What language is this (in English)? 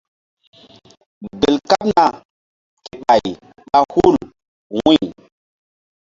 Mbum